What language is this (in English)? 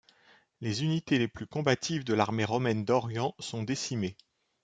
French